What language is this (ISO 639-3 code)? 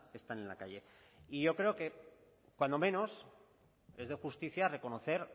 spa